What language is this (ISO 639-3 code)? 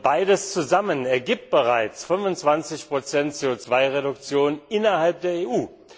deu